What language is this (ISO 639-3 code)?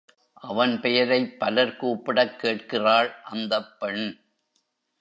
tam